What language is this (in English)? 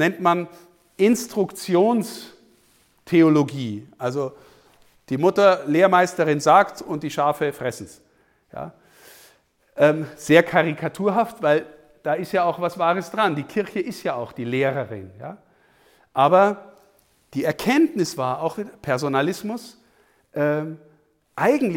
German